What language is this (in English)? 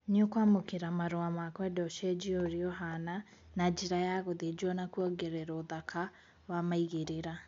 Kikuyu